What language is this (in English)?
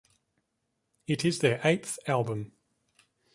English